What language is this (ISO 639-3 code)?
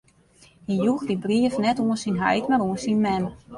fry